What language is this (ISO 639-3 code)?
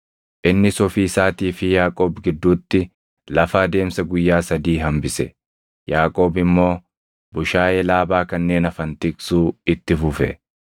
orm